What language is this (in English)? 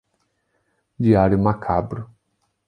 Portuguese